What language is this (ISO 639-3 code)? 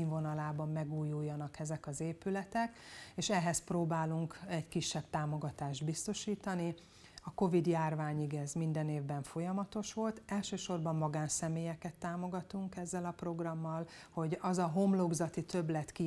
hun